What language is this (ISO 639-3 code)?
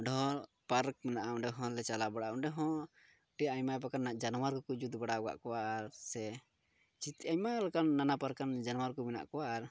sat